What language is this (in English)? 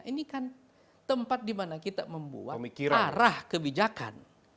Indonesian